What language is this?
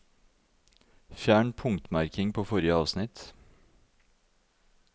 Norwegian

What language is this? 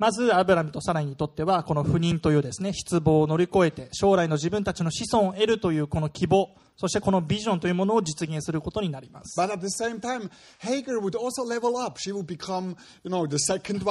Japanese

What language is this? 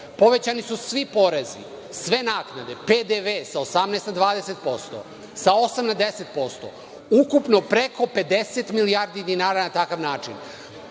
Serbian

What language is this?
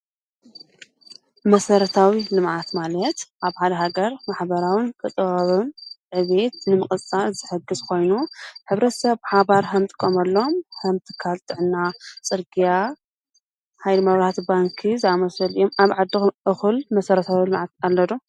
Tigrinya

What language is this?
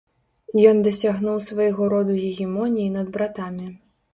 Belarusian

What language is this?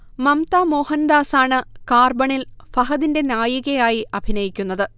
Malayalam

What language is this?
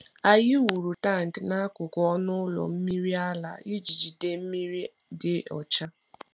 Igbo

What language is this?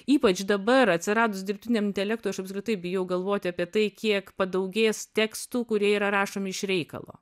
Lithuanian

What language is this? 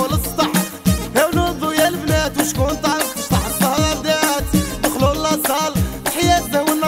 Arabic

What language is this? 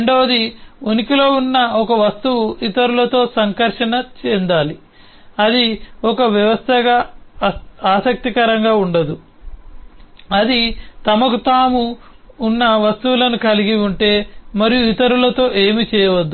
Telugu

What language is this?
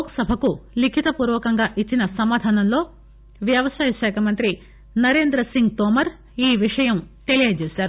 Telugu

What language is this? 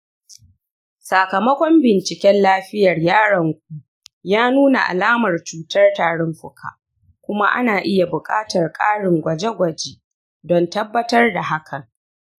Hausa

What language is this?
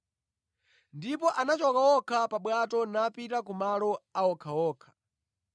Nyanja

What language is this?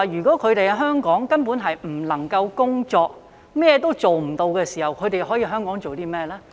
Cantonese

